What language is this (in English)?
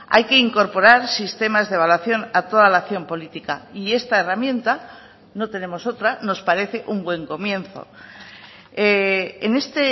Spanish